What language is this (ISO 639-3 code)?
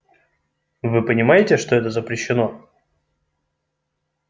rus